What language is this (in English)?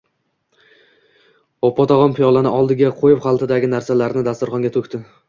Uzbek